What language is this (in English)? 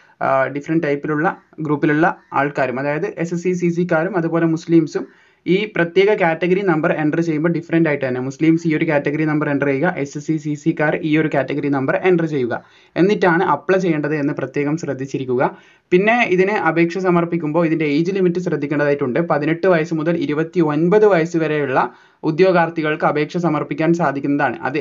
Malayalam